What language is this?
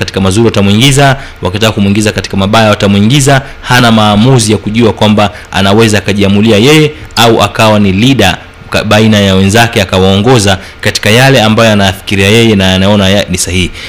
Swahili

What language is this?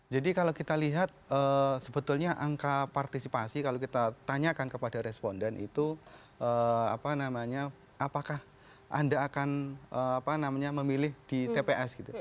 Indonesian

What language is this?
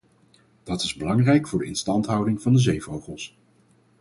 Dutch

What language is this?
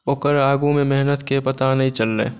Maithili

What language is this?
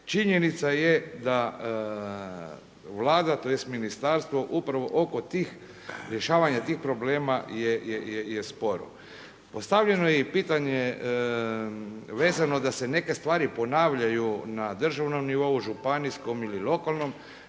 Croatian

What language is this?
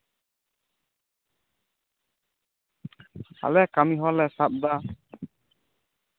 Santali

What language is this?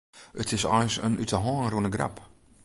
Western Frisian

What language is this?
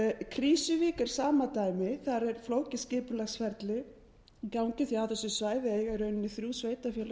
Icelandic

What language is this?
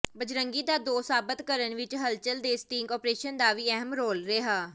Punjabi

